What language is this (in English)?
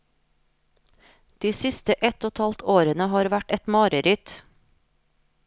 Norwegian